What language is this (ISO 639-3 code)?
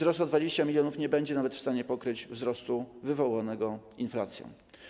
pol